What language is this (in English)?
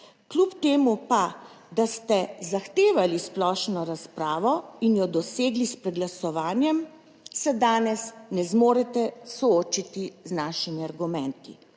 Slovenian